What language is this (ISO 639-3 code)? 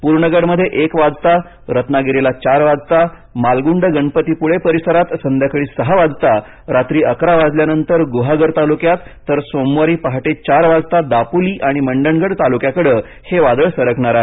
mar